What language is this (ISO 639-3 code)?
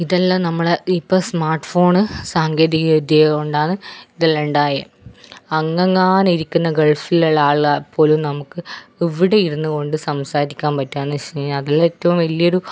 mal